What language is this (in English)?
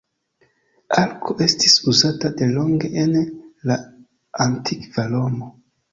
Esperanto